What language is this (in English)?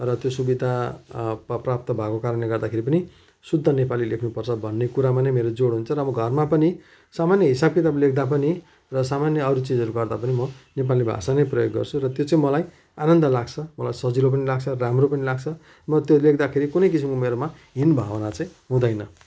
Nepali